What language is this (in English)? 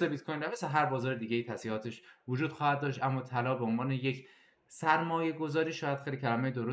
Persian